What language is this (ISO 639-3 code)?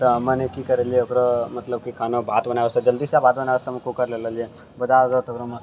mai